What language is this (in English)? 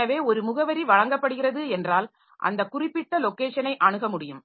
Tamil